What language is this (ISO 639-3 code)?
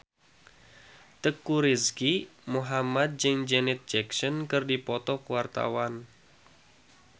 sun